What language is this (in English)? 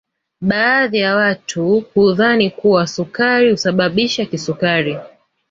Swahili